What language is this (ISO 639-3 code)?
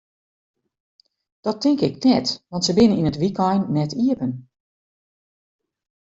fry